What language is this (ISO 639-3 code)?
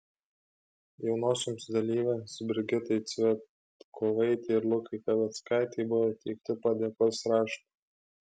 lit